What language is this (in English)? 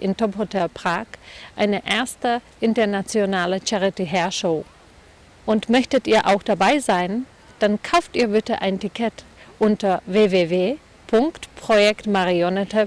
German